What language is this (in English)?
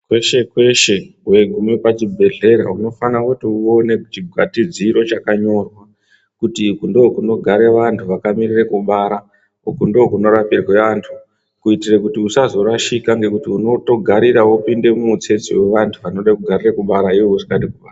Ndau